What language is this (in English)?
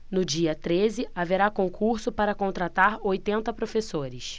Portuguese